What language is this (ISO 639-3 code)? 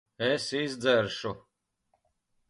lav